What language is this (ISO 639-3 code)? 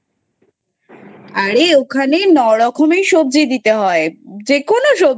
ben